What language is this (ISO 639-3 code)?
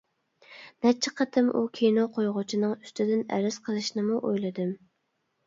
uig